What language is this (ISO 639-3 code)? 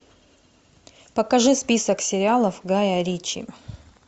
rus